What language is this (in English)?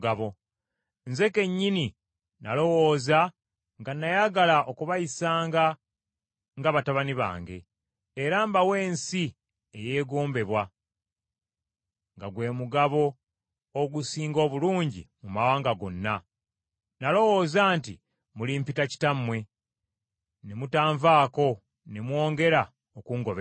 Ganda